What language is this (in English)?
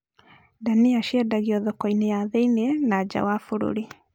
Kikuyu